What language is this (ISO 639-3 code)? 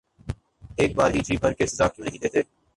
urd